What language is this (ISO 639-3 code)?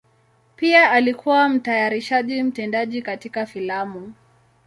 swa